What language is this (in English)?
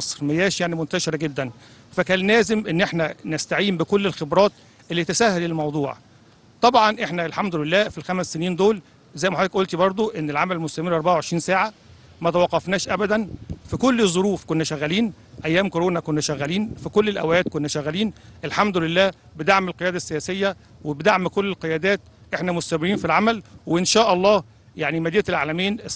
Arabic